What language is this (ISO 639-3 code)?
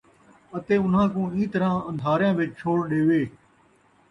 skr